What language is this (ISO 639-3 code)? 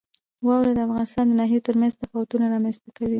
pus